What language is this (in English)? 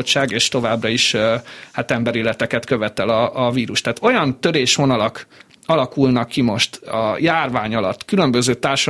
Hungarian